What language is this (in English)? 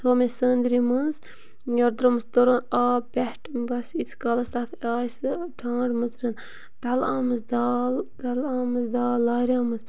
Kashmiri